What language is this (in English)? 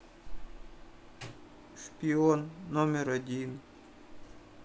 Russian